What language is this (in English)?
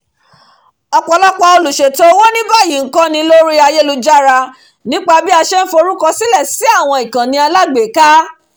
Yoruba